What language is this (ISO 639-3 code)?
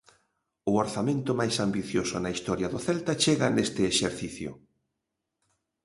glg